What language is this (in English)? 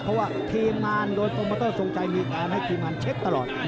Thai